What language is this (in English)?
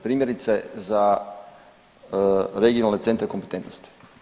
Croatian